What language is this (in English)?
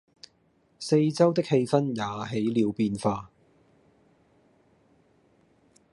Cantonese